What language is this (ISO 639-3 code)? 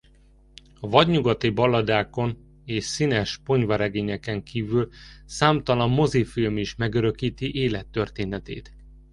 hun